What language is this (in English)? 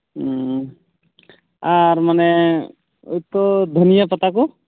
Santali